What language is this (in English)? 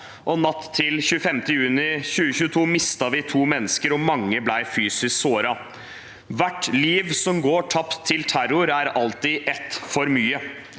Norwegian